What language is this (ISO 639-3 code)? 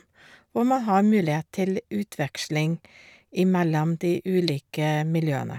nor